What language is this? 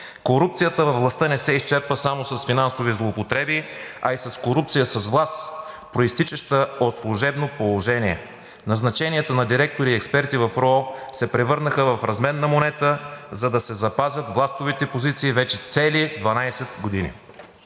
Bulgarian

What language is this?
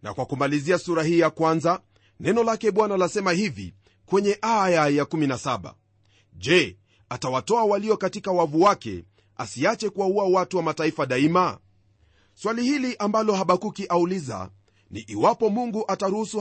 Swahili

